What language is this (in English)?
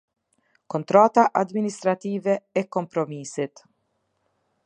Albanian